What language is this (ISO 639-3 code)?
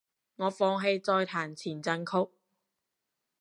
yue